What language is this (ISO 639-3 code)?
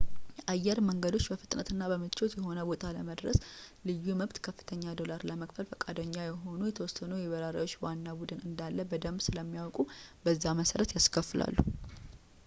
amh